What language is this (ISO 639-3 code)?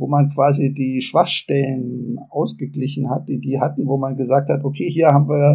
deu